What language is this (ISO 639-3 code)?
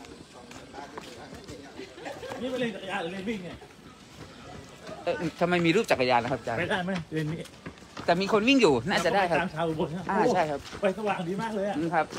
tha